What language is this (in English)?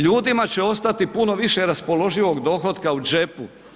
Croatian